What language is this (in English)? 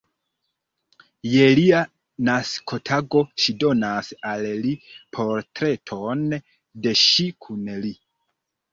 Esperanto